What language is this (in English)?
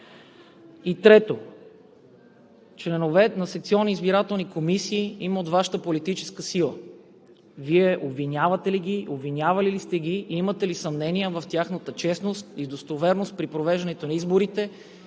Bulgarian